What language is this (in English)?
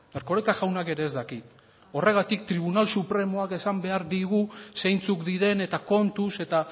Basque